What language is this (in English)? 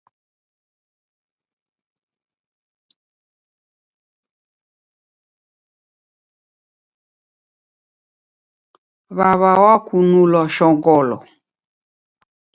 Taita